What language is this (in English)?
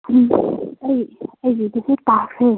Manipuri